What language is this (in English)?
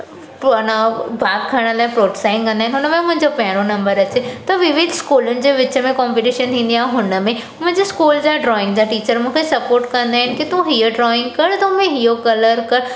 Sindhi